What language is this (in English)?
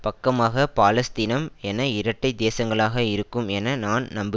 Tamil